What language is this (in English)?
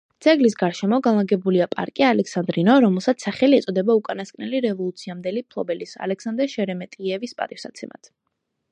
Georgian